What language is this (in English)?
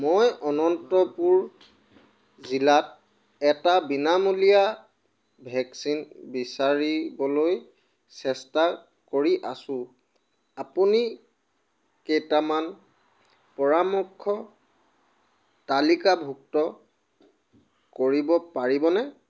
Assamese